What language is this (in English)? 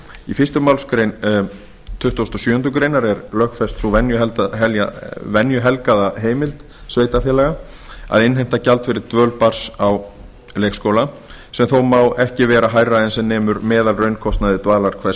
Icelandic